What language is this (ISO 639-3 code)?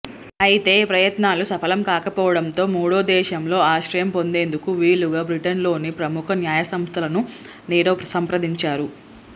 tel